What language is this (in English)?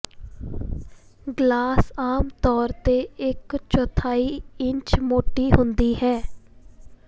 Punjabi